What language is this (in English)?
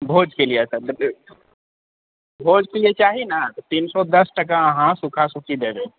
Maithili